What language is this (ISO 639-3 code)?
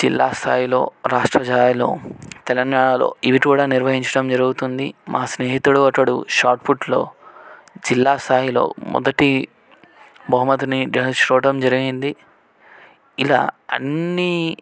tel